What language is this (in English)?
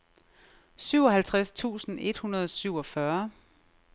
Danish